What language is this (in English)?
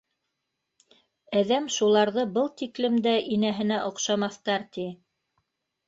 Bashkir